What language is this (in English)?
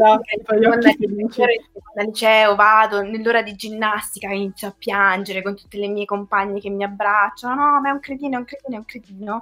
Italian